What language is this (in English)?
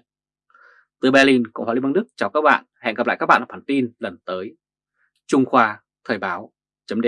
Vietnamese